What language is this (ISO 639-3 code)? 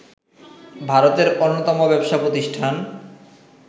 ben